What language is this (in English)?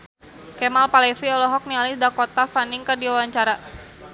Sundanese